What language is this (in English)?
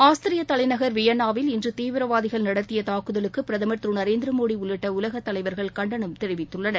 Tamil